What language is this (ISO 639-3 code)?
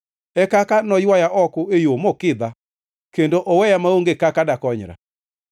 luo